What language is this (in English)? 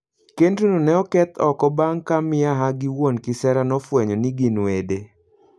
Luo (Kenya and Tanzania)